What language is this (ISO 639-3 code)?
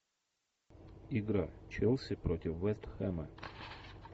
rus